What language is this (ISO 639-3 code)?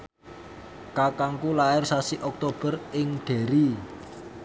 jav